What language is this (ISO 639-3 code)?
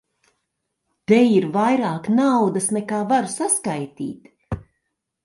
lav